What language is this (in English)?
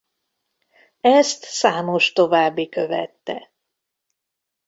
Hungarian